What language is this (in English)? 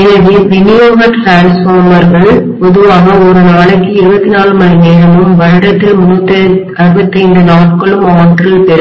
Tamil